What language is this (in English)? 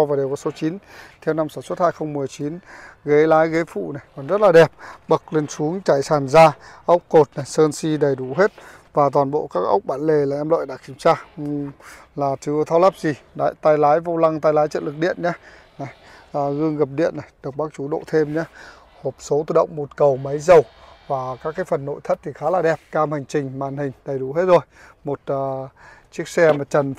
Vietnamese